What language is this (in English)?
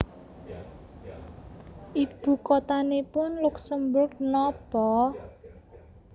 Javanese